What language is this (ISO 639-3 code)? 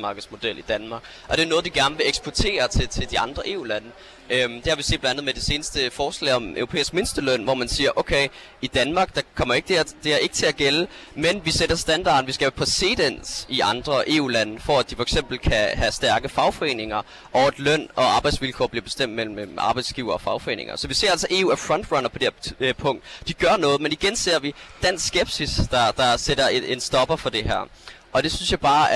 dan